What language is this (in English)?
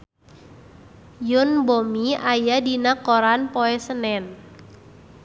Sundanese